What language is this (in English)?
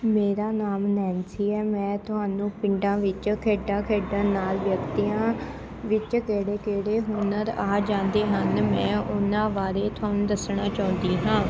Punjabi